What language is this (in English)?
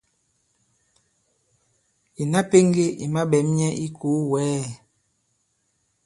Bankon